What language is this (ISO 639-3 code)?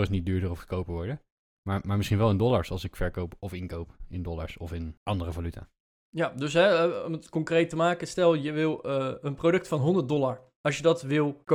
nld